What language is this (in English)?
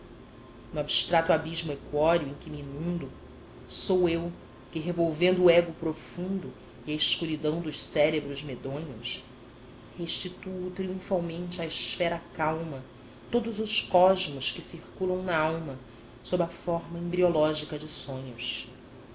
Portuguese